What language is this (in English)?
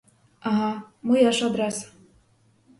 Ukrainian